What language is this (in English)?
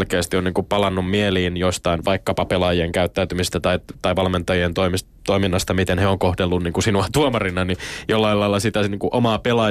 Finnish